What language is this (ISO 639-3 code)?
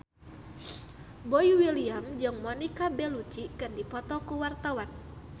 sun